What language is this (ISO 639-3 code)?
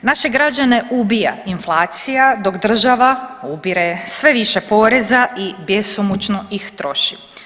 hrv